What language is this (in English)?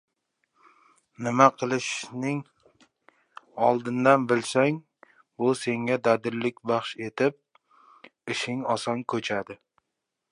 Uzbek